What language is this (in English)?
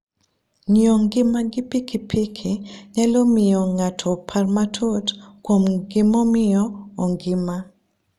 Luo (Kenya and Tanzania)